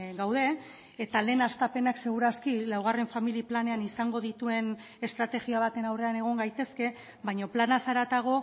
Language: Basque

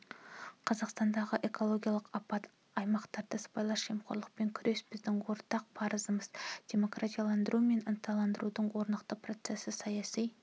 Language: Kazakh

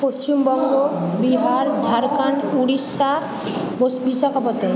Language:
Bangla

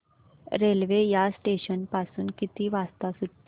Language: Marathi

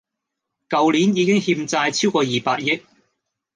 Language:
Cantonese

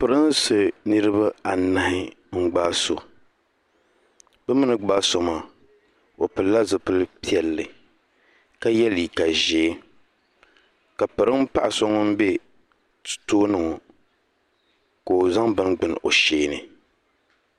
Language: Dagbani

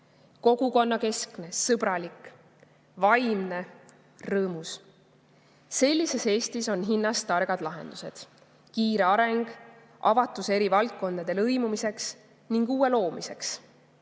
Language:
Estonian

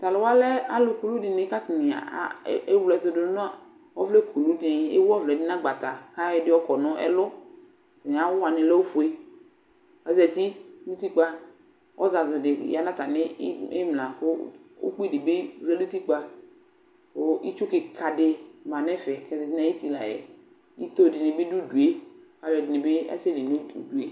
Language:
Ikposo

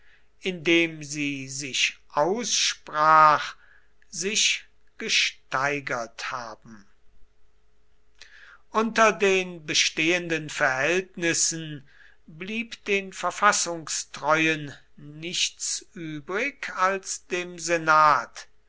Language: German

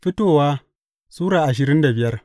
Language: Hausa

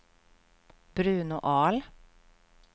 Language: Swedish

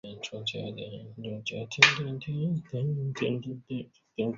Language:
Chinese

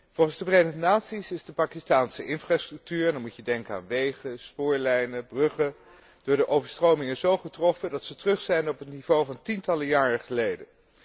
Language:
Dutch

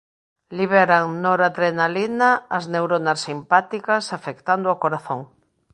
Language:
Galician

